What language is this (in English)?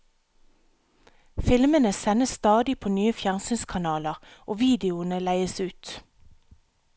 Norwegian